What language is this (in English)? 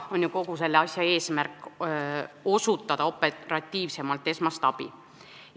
Estonian